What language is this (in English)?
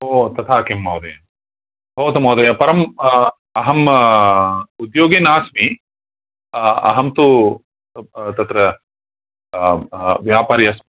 Sanskrit